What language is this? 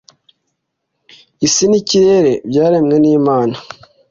Kinyarwanda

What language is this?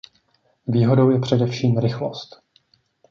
Czech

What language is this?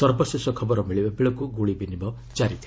Odia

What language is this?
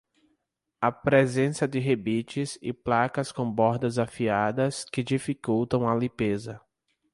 Portuguese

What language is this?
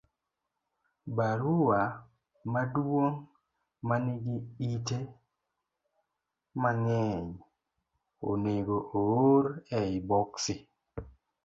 Luo (Kenya and Tanzania)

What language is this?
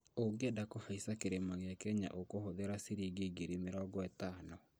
Kikuyu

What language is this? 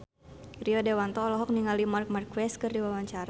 Sundanese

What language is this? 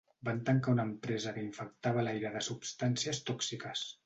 Catalan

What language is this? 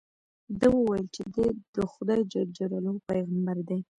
Pashto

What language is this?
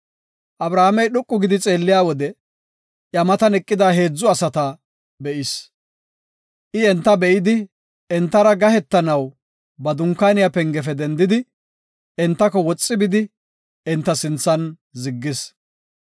Gofa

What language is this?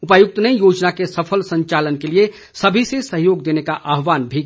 Hindi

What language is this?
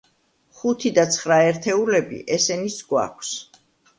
Georgian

